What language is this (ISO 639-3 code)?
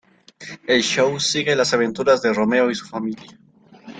spa